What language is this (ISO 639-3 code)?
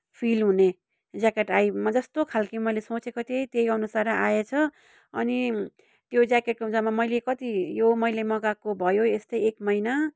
nep